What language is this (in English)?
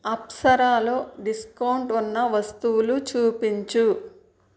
Telugu